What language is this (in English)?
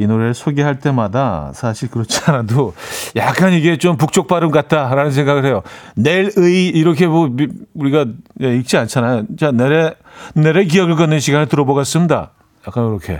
Korean